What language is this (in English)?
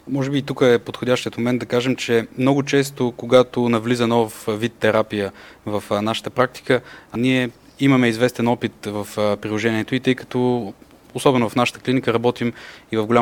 Bulgarian